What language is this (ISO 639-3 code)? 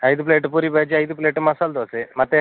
kan